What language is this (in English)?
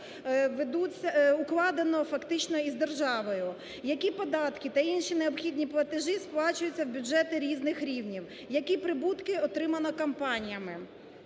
Ukrainian